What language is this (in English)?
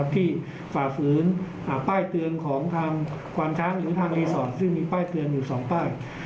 Thai